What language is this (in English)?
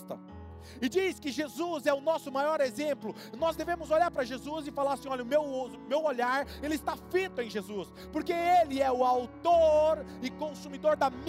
Portuguese